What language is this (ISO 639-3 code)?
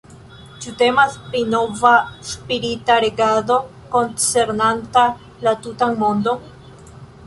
epo